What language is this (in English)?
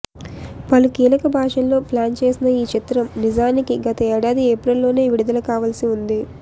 Telugu